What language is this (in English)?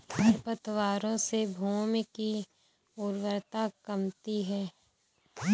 Hindi